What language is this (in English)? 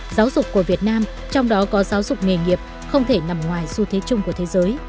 Vietnamese